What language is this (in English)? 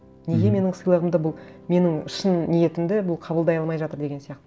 Kazakh